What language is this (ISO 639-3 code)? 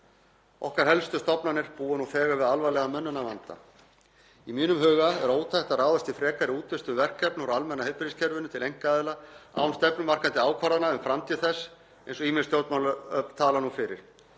isl